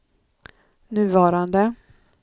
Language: Swedish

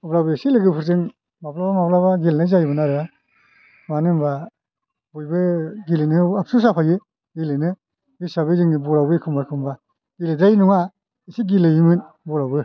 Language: Bodo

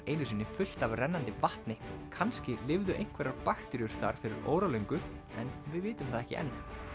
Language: Icelandic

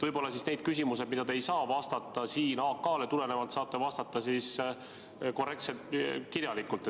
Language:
Estonian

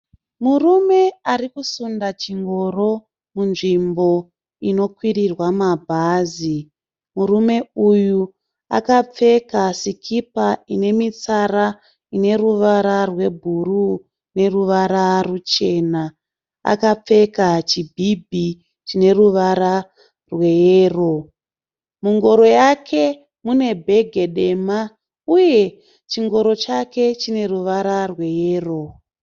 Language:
Shona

